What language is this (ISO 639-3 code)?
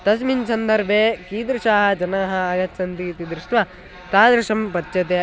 san